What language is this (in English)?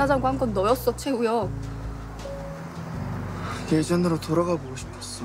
Korean